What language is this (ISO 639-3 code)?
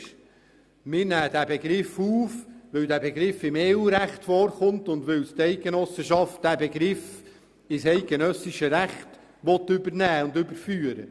gsw